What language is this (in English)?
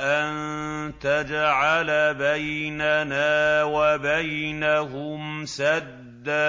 Arabic